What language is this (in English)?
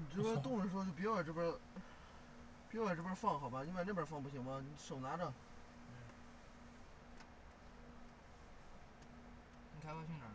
Chinese